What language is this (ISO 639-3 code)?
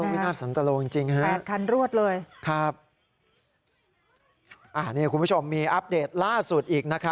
tha